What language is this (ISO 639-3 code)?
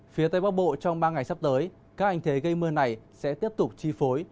vie